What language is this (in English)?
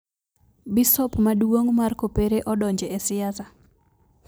Luo (Kenya and Tanzania)